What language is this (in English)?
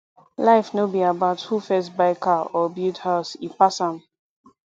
Nigerian Pidgin